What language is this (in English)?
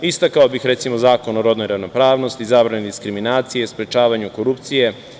Serbian